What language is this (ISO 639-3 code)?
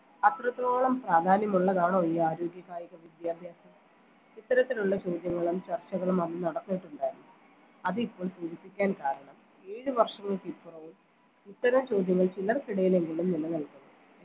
mal